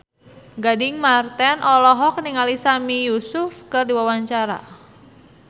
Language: Sundanese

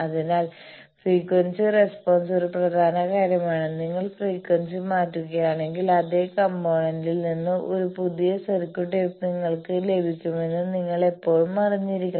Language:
Malayalam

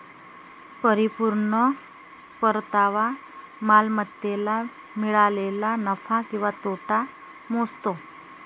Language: Marathi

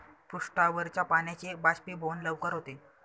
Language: Marathi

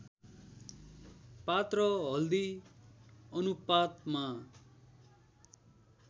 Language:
Nepali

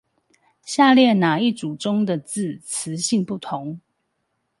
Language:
Chinese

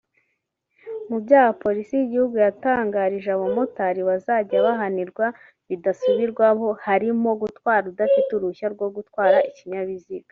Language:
Kinyarwanda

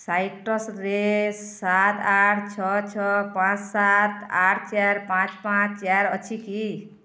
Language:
Odia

